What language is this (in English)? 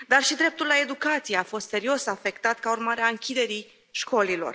Romanian